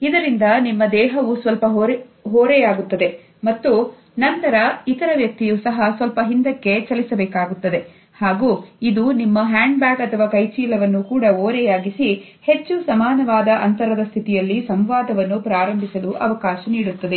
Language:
Kannada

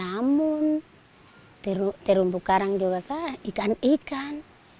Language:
Indonesian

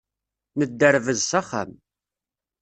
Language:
Kabyle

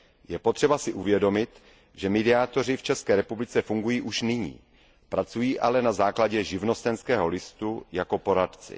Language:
Czech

